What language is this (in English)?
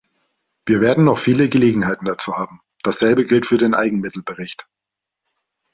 German